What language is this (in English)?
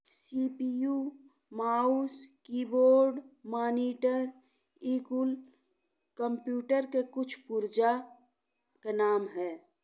Bhojpuri